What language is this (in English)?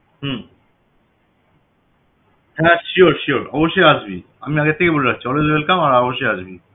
Bangla